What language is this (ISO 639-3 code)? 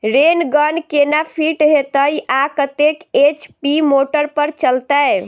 mai